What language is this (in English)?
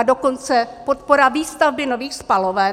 Czech